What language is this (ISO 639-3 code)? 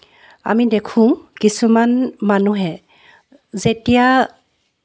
asm